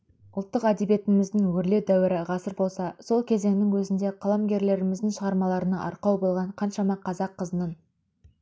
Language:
Kazakh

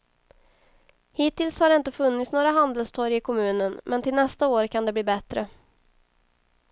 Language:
Swedish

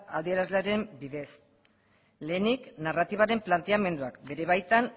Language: Basque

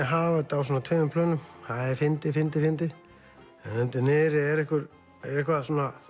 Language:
Icelandic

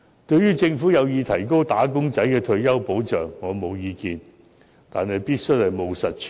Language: Cantonese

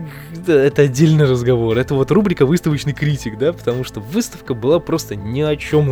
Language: Russian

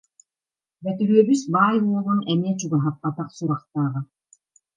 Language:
Yakut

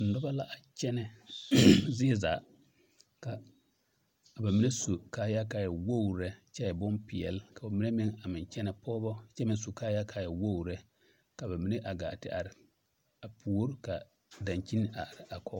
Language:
Southern Dagaare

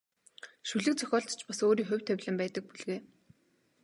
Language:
Mongolian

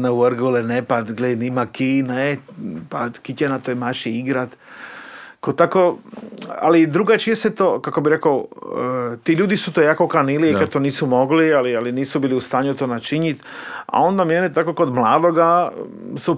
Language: Croatian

